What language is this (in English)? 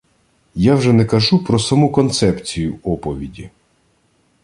Ukrainian